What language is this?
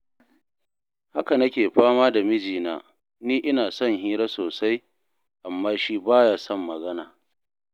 Hausa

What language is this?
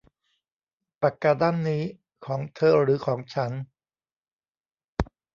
Thai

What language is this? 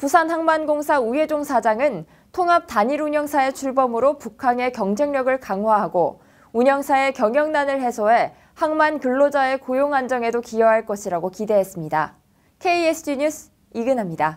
Korean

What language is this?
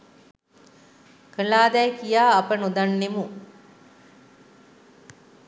Sinhala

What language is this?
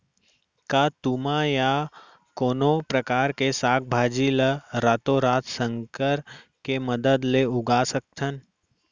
Chhattisgarhi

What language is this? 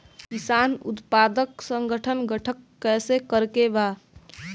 Bhojpuri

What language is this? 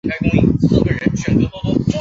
Chinese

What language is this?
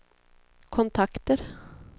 Swedish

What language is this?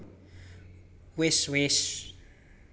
Javanese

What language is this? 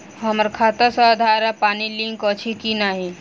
Maithili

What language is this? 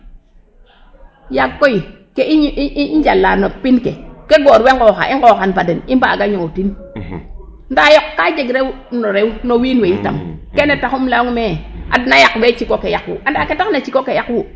Serer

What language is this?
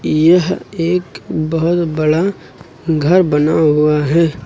Hindi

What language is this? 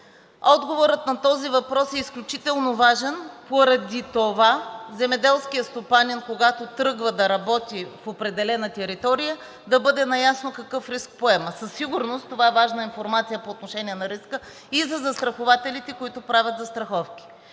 Bulgarian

